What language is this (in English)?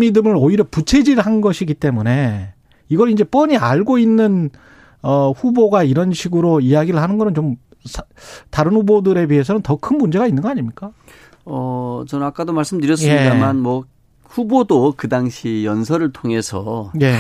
Korean